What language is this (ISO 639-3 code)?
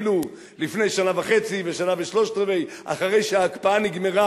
heb